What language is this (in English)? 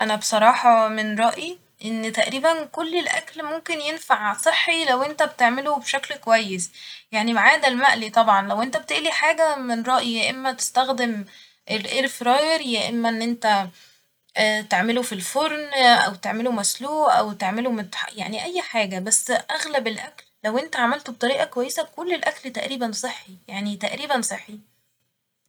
Egyptian Arabic